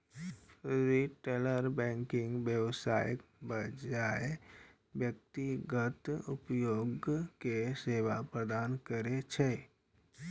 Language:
Maithili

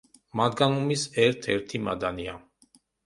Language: Georgian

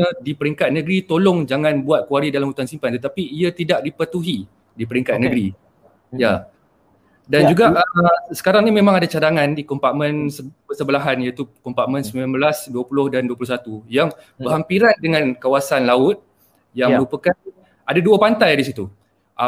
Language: Malay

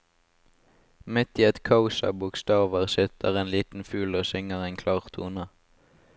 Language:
Norwegian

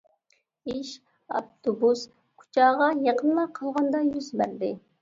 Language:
Uyghur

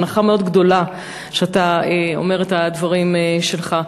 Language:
Hebrew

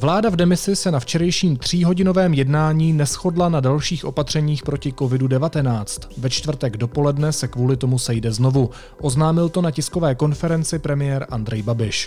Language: Czech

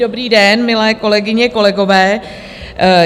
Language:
Czech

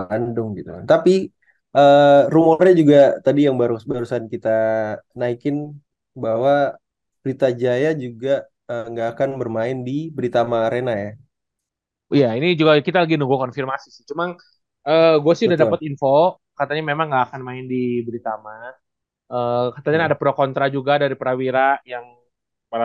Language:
Indonesian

